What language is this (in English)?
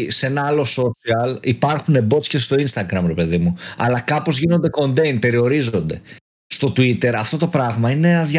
Greek